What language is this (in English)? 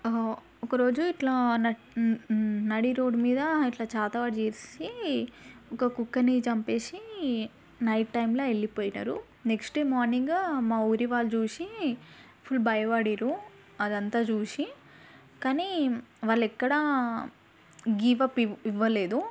Telugu